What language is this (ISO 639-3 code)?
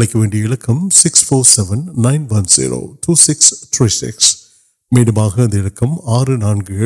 urd